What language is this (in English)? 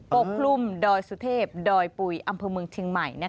Thai